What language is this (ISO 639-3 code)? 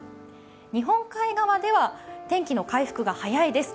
jpn